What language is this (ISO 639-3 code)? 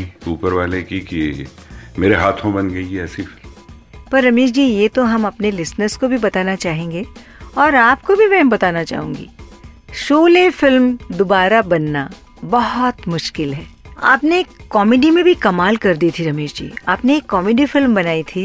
hin